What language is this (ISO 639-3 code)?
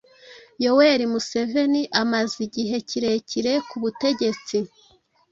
kin